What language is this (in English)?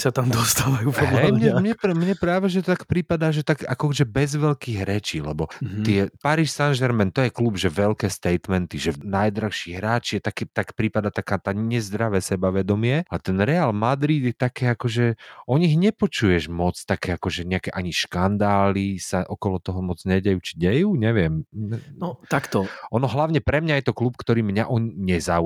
Slovak